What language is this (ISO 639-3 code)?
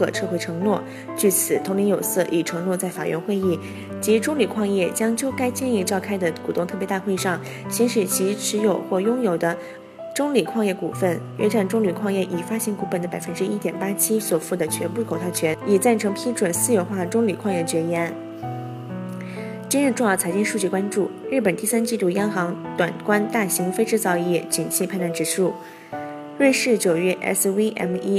zho